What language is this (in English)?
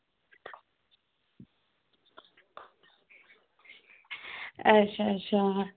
Dogri